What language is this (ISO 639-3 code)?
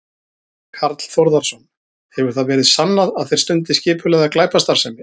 isl